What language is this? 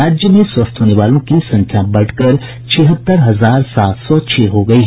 Hindi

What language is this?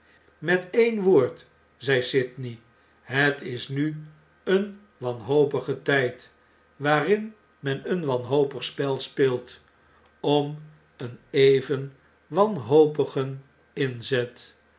Dutch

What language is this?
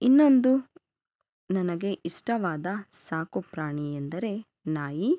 Kannada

